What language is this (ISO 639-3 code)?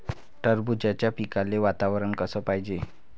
mar